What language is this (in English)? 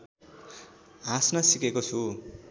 Nepali